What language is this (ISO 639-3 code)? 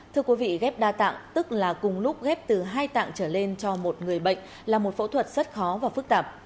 vie